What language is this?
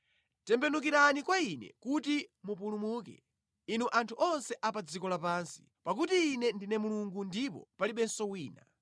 Nyanja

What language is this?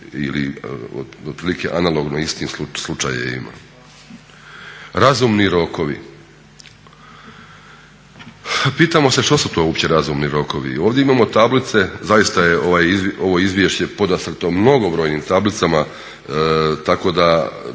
Croatian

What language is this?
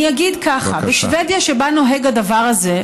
Hebrew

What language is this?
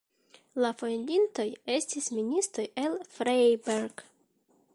Esperanto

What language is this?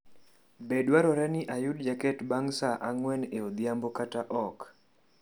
Luo (Kenya and Tanzania)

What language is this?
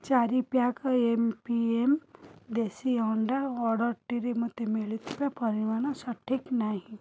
Odia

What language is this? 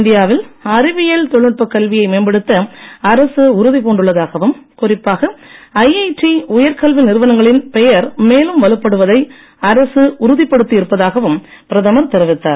Tamil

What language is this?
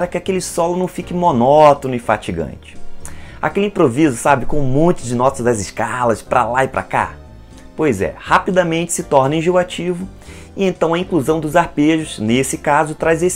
Portuguese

